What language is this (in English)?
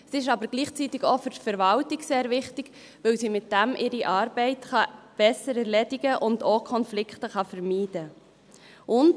Swiss German